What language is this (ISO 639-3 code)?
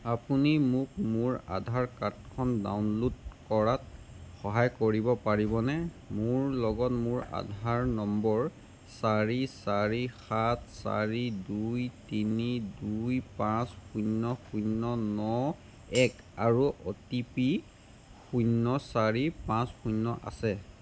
asm